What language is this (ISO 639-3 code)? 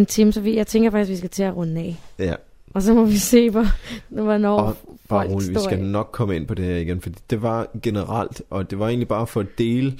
dan